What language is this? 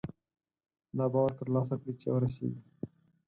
Pashto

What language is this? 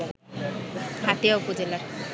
Bangla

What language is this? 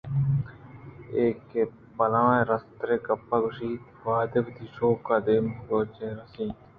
Eastern Balochi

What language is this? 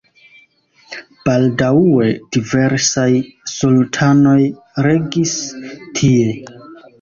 Esperanto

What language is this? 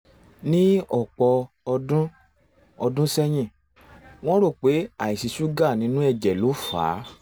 Yoruba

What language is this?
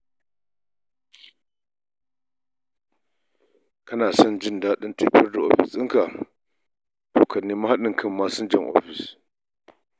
Hausa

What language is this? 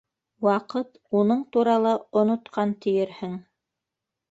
Bashkir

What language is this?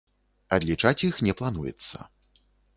Belarusian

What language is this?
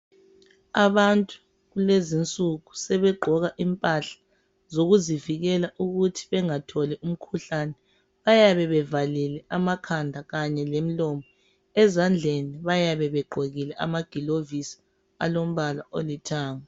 North Ndebele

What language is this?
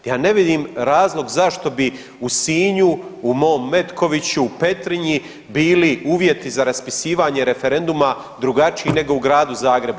Croatian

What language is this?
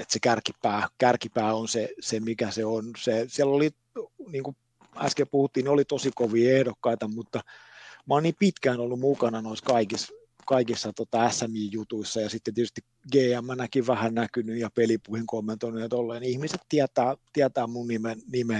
Finnish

